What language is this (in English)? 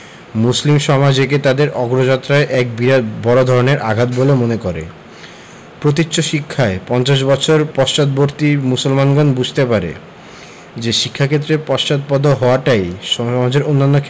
Bangla